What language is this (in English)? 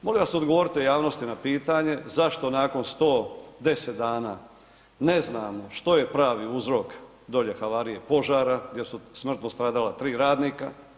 Croatian